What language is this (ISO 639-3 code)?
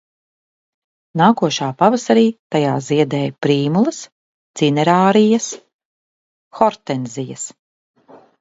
lav